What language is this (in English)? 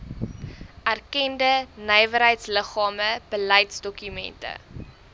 Afrikaans